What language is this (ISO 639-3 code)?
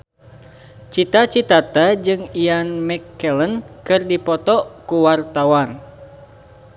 sun